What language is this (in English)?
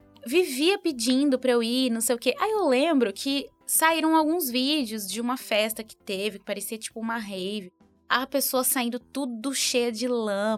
Portuguese